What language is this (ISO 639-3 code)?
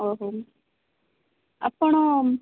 ori